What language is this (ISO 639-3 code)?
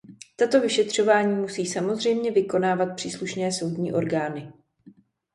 ces